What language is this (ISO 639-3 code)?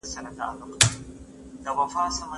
pus